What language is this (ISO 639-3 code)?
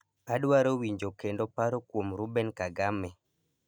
luo